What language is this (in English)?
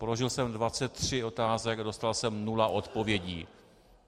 Czech